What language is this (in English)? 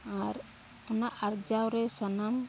Santali